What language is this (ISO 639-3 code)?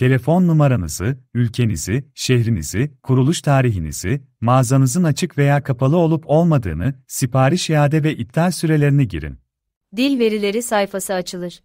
tur